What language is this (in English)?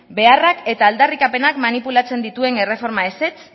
Basque